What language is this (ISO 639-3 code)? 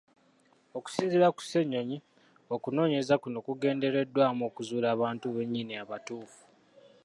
lug